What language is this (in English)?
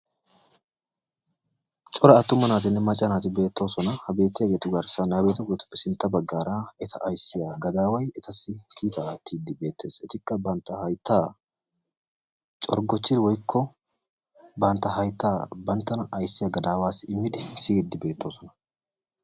Wolaytta